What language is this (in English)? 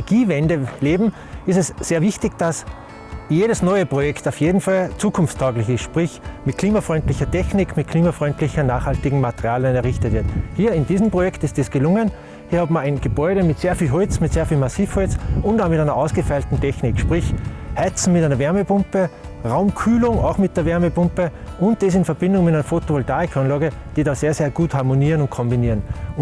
German